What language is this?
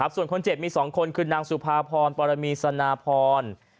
Thai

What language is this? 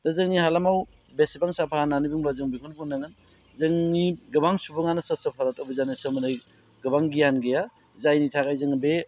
Bodo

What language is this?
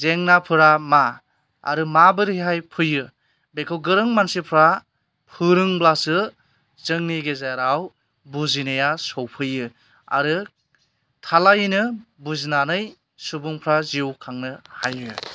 Bodo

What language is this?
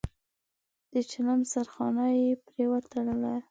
Pashto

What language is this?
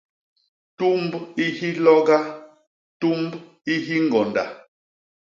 Basaa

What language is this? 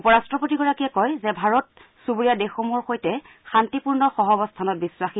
Assamese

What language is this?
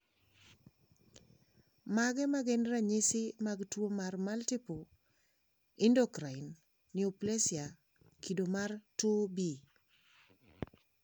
Luo (Kenya and Tanzania)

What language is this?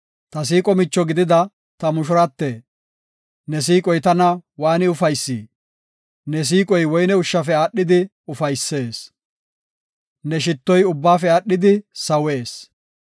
Gofa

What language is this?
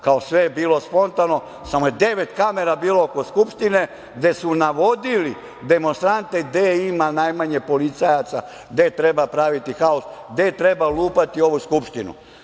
Serbian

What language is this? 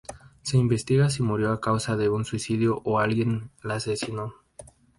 Spanish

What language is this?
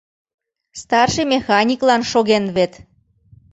Mari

